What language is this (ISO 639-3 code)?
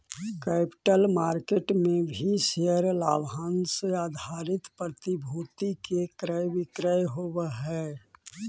mag